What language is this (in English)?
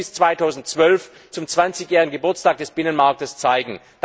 German